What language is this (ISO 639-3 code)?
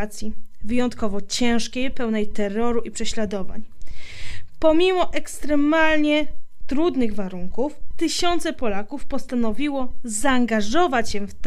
pol